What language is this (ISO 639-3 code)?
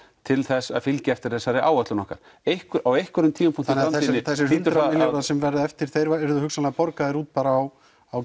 isl